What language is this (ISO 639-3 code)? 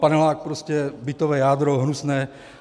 ces